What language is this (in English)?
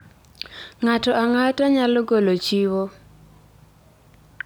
Luo (Kenya and Tanzania)